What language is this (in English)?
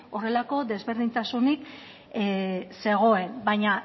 Basque